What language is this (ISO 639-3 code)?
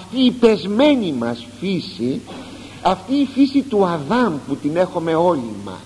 ell